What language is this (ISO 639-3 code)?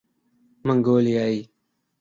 urd